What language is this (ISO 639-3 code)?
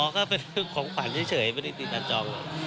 tha